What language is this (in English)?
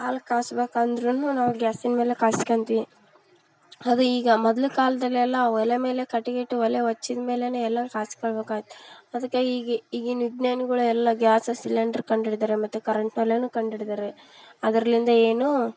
Kannada